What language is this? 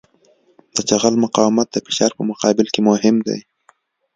Pashto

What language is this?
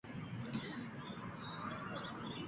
Uzbek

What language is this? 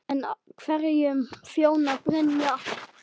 Icelandic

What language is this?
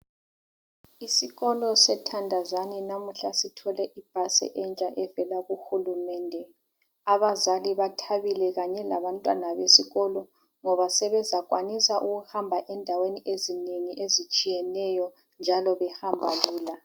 North Ndebele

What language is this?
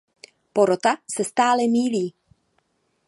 Czech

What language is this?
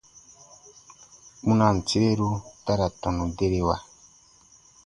Baatonum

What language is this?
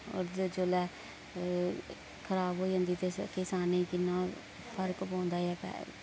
Dogri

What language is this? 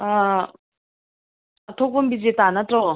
Manipuri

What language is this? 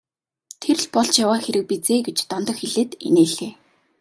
Mongolian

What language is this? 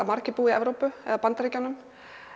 Icelandic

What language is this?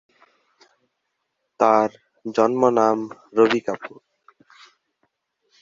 Bangla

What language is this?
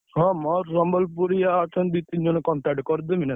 Odia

